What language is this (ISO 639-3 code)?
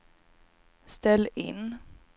swe